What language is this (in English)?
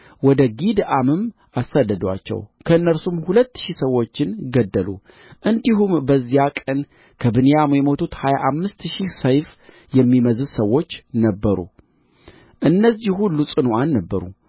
Amharic